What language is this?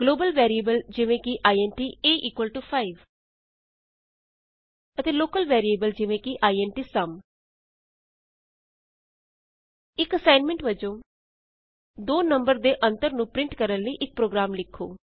Punjabi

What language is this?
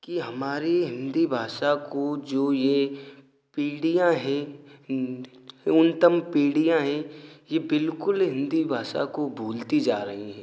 Hindi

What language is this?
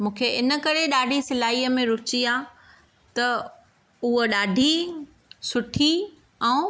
Sindhi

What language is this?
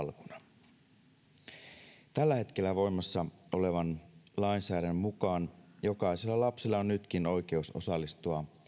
Finnish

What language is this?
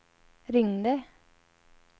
Swedish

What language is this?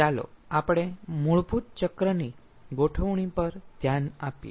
Gujarati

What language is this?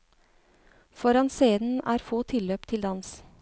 Norwegian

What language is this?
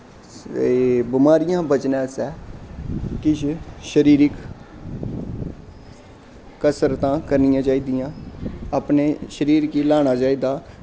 Dogri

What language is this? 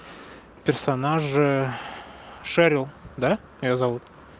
Russian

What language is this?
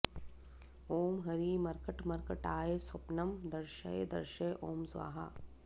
Sanskrit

